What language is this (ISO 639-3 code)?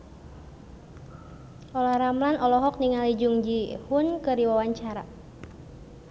sun